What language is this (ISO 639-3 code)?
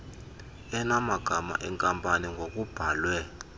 xho